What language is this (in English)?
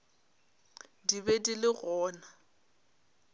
Northern Sotho